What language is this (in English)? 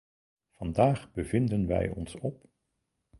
Dutch